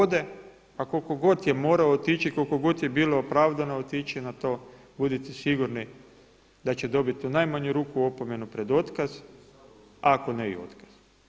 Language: Croatian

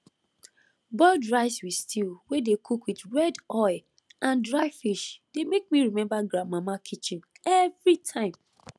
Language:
Nigerian Pidgin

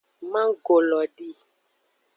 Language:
Aja (Benin)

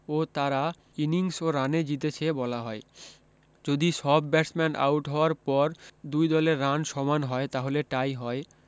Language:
Bangla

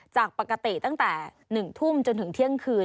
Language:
Thai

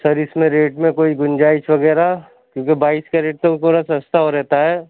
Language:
Urdu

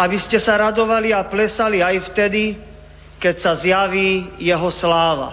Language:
Slovak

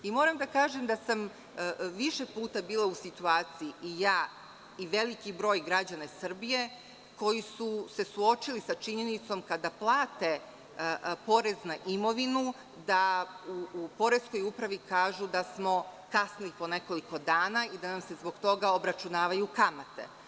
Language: Serbian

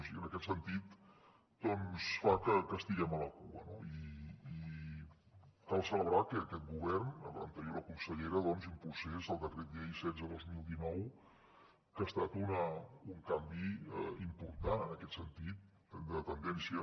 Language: Catalan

